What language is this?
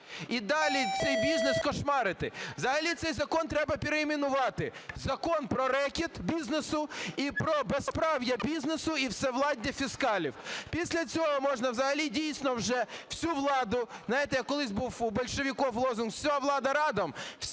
Ukrainian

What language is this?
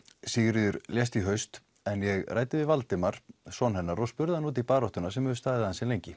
Icelandic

